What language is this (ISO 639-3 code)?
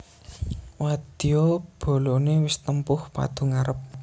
jav